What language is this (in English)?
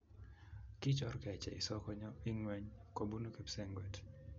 Kalenjin